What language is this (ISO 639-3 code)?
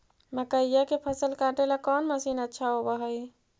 mag